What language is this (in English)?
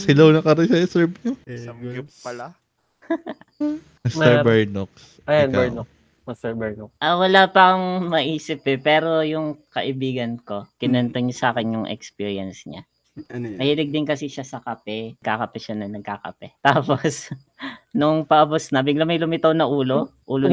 Filipino